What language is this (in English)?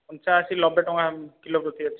Odia